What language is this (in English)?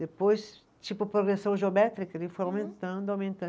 Portuguese